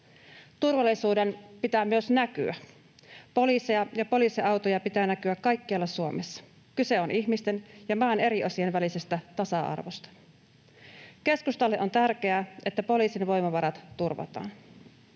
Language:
Finnish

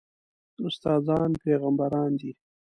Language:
Pashto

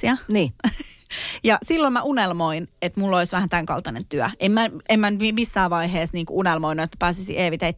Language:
Finnish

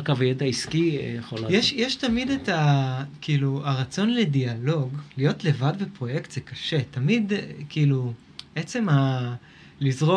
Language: Hebrew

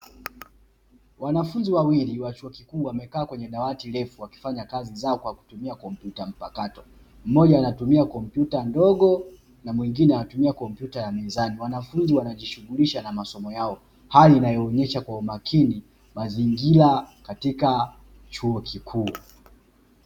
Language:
Swahili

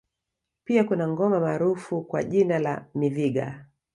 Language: Swahili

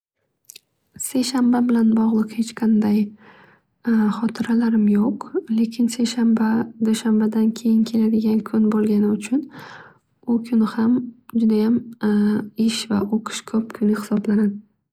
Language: Uzbek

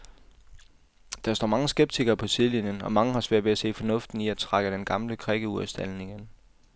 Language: Danish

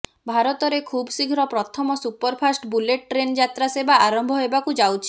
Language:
Odia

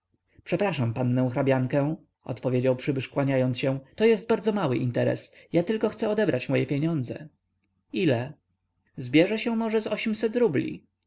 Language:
Polish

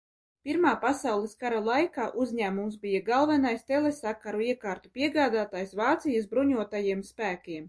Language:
Latvian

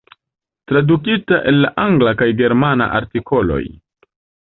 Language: Esperanto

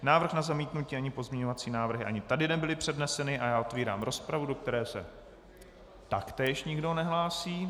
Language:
Czech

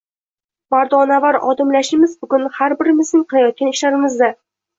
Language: Uzbek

